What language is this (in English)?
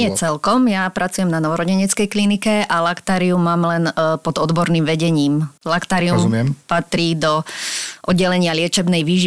Slovak